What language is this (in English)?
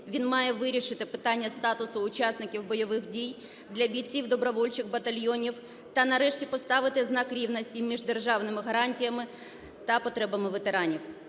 Ukrainian